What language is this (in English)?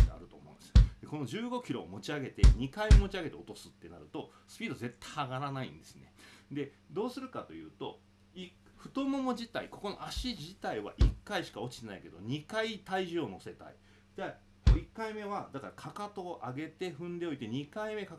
Japanese